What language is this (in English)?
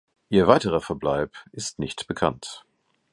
German